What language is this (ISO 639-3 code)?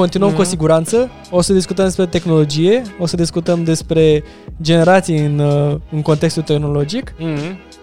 ron